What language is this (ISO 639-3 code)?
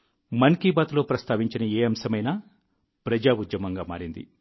tel